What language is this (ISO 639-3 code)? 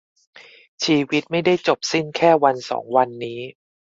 tha